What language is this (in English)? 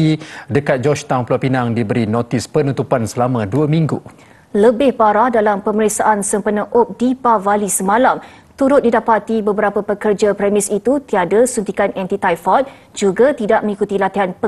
Malay